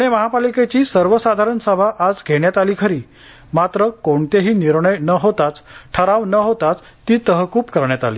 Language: Marathi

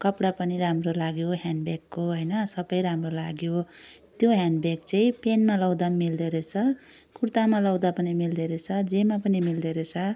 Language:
Nepali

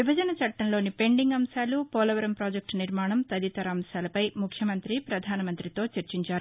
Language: Telugu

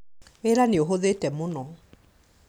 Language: Kikuyu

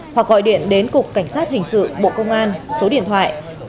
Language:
Vietnamese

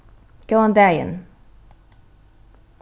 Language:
Faroese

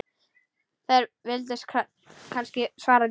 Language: Icelandic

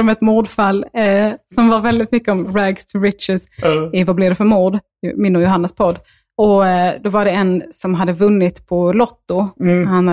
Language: Swedish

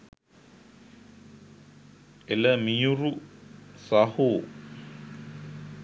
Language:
Sinhala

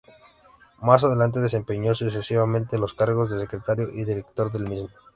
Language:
Spanish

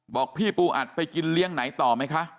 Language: Thai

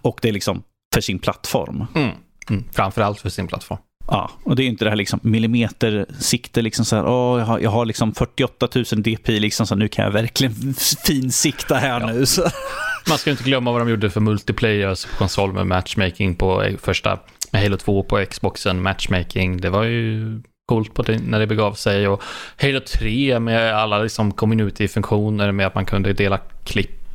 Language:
Swedish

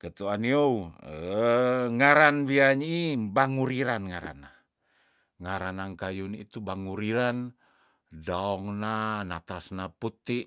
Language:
Tondano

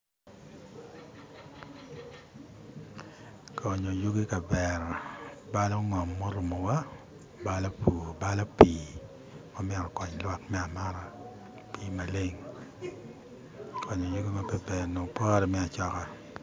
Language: Acoli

